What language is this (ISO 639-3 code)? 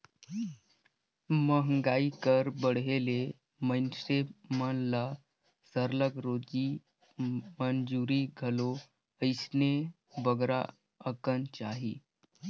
hne